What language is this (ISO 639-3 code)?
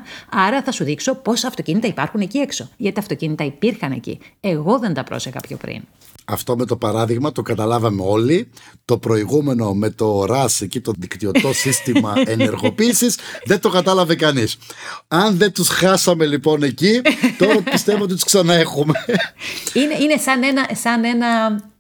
ell